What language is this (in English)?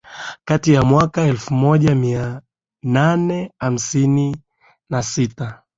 Swahili